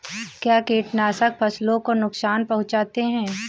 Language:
Hindi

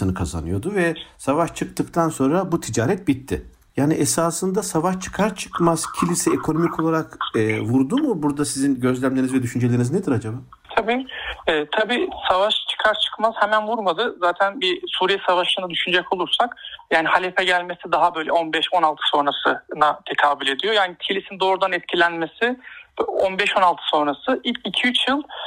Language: Turkish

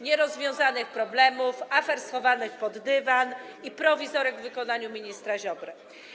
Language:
Polish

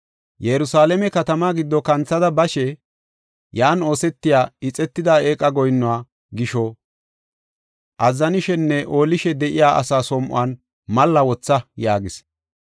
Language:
Gofa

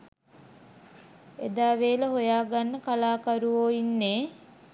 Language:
Sinhala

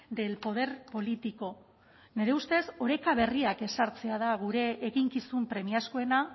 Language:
Basque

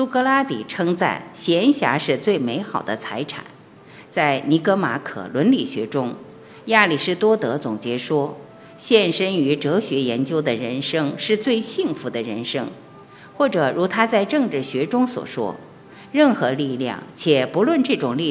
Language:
Chinese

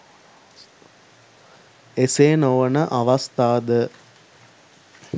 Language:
Sinhala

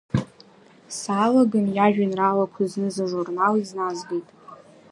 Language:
Abkhazian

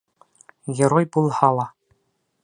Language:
Bashkir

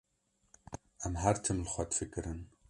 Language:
Kurdish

